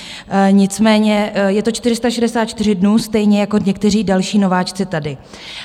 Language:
Czech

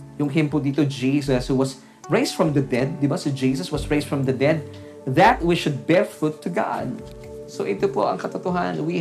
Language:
Filipino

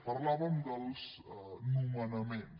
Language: Catalan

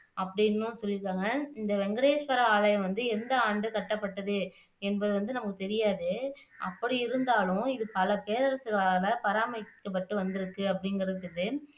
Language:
Tamil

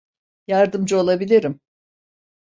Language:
Turkish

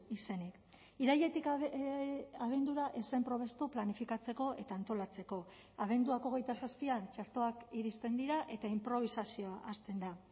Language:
Basque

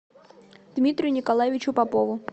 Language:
Russian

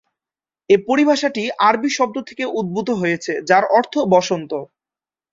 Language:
Bangla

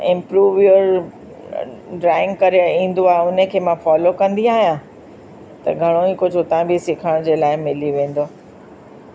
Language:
Sindhi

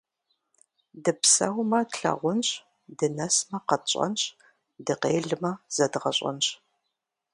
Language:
Kabardian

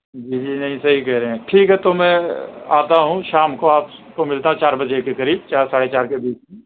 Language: Urdu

